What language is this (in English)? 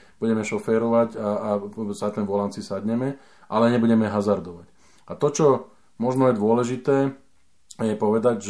Slovak